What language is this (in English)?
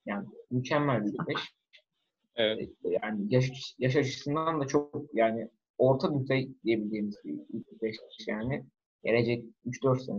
Turkish